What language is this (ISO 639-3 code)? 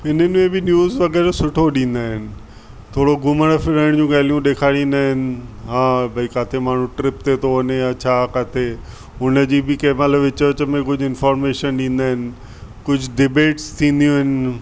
snd